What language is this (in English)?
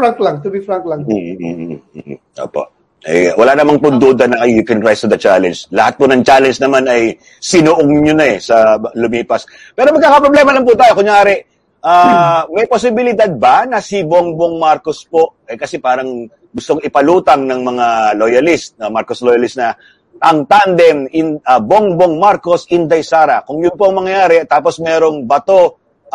Filipino